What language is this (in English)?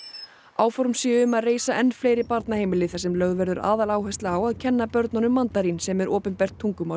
Icelandic